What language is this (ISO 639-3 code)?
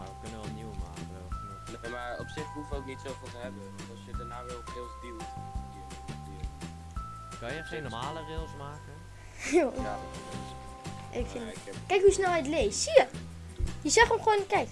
nld